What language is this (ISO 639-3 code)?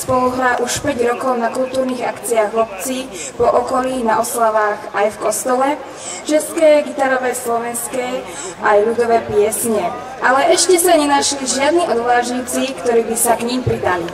ces